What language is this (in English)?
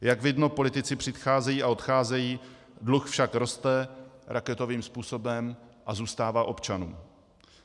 Czech